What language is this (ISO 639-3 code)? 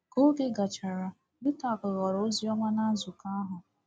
ibo